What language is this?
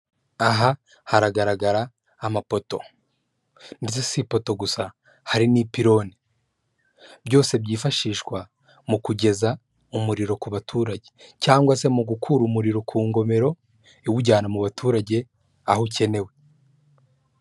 Kinyarwanda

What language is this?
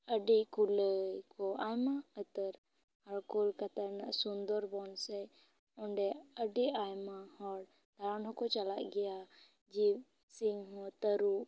Santali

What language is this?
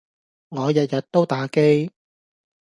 Cantonese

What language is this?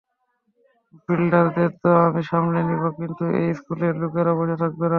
Bangla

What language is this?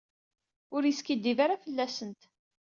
Kabyle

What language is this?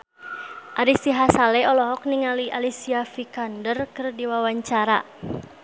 Sundanese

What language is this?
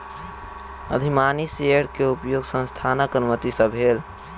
Maithili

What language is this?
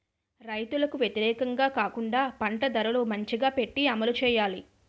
Telugu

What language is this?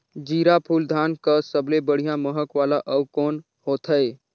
Chhattisgarhi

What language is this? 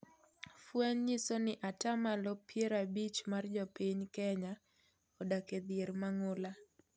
Luo (Kenya and Tanzania)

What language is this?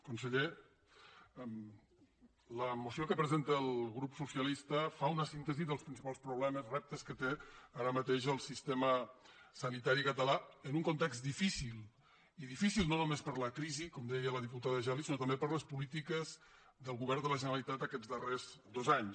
Catalan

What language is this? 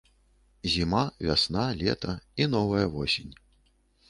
Belarusian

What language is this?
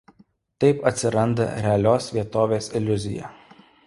Lithuanian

